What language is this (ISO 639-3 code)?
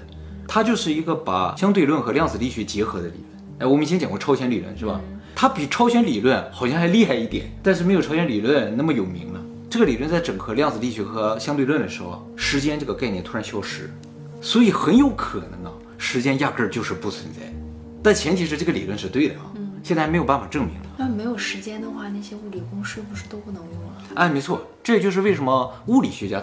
zho